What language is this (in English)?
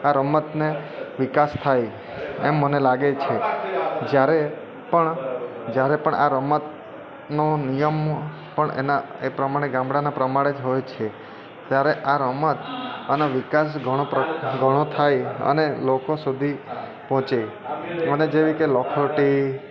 Gujarati